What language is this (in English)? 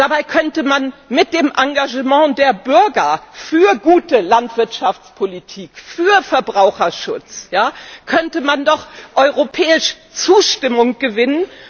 German